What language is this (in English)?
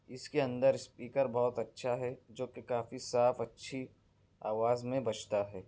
Urdu